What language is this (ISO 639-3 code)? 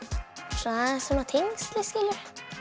isl